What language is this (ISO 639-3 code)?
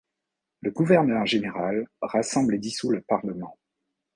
fra